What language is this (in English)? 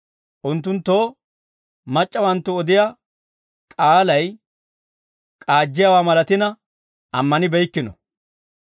Dawro